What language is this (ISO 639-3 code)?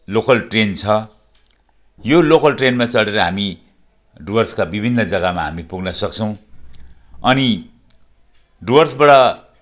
nep